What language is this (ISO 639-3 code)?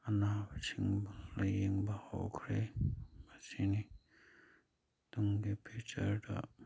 mni